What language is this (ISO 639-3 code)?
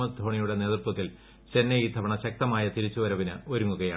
mal